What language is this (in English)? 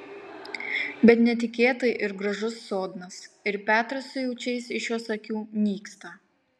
Lithuanian